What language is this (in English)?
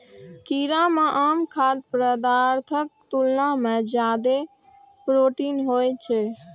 Maithili